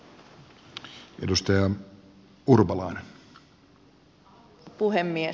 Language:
Finnish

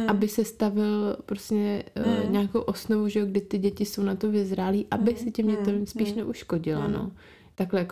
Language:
Czech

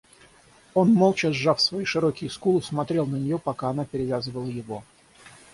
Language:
Russian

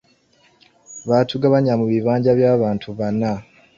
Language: Ganda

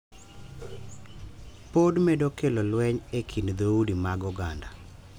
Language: Luo (Kenya and Tanzania)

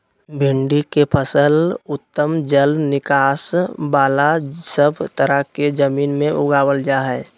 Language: Magahi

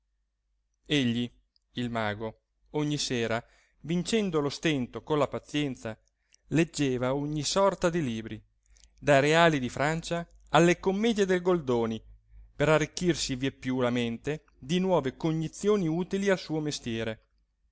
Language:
Italian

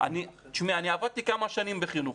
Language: Hebrew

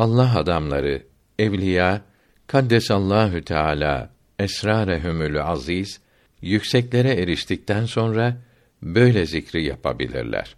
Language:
Turkish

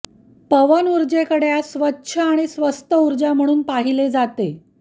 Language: Marathi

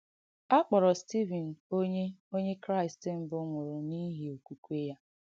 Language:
Igbo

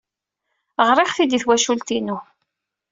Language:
Kabyle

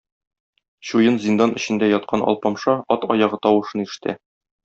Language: Tatar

